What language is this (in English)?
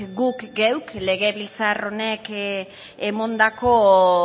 Basque